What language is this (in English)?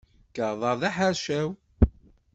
Kabyle